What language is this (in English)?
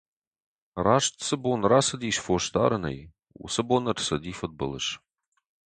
Ossetic